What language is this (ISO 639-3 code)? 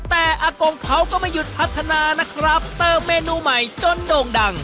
tha